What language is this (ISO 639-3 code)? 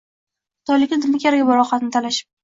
uzb